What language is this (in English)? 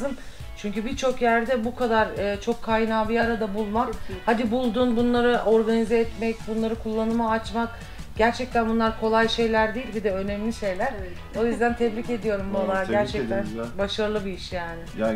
Turkish